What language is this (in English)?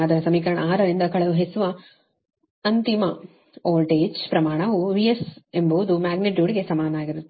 Kannada